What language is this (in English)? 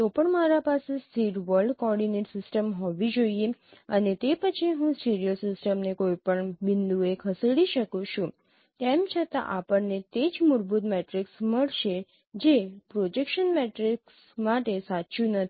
Gujarati